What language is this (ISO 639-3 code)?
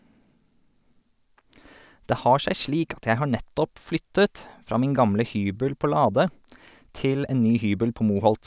nor